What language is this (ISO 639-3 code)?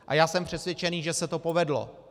ces